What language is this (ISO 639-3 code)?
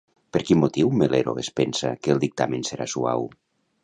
cat